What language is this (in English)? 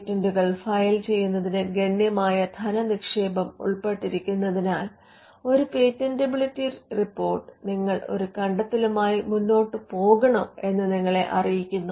Malayalam